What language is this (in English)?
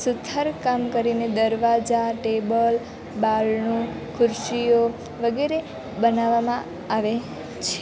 Gujarati